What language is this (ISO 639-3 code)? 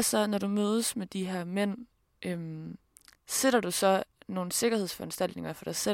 dan